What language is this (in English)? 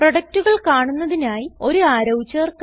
Malayalam